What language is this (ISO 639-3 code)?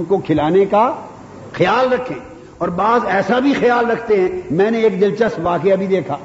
urd